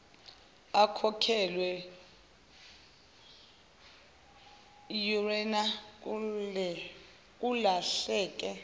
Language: Zulu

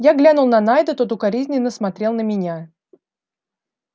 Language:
Russian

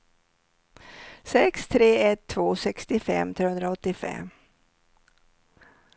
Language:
Swedish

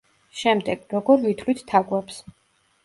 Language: Georgian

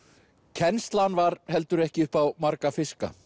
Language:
Icelandic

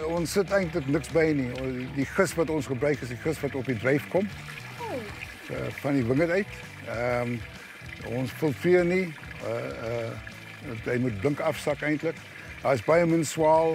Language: Dutch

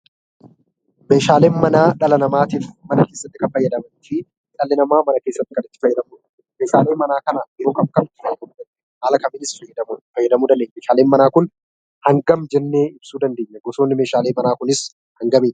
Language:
Oromo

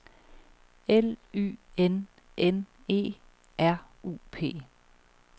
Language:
Danish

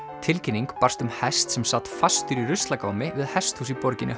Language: Icelandic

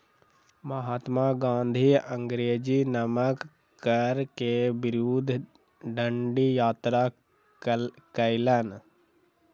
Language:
Maithili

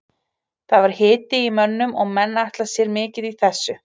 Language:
Icelandic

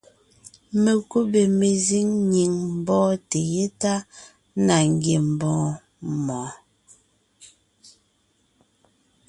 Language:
Ngiemboon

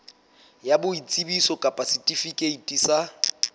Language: Southern Sotho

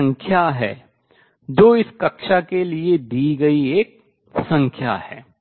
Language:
Hindi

